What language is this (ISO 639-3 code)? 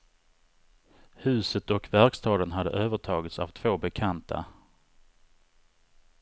swe